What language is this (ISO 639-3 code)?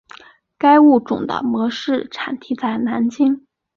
zho